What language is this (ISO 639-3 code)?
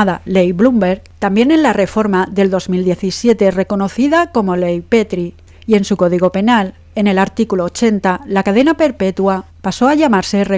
spa